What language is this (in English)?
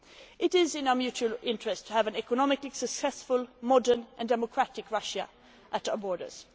English